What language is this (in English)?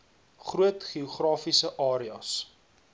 Afrikaans